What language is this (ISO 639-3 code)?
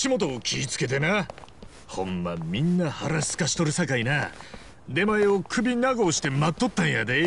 jpn